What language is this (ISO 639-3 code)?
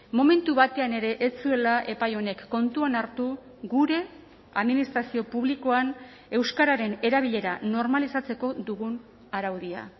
eus